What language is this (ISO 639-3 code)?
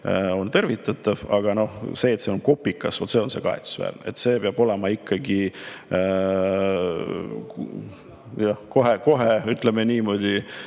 est